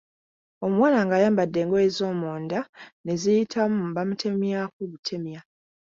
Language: Ganda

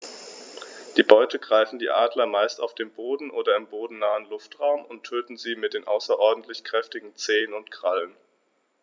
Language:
German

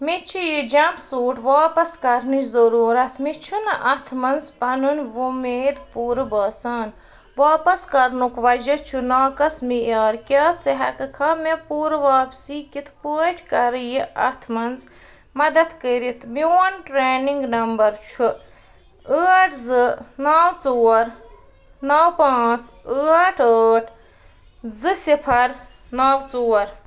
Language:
Kashmiri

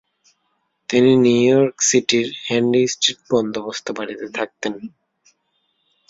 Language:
Bangla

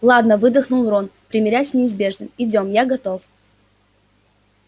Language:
Russian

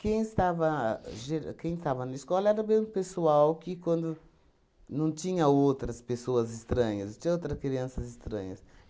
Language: Portuguese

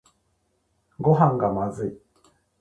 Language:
Japanese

